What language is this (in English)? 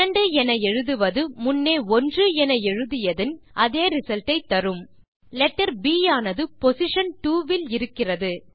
Tamil